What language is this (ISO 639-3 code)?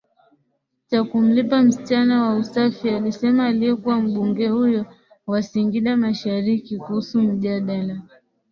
swa